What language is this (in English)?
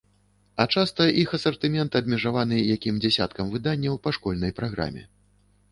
Belarusian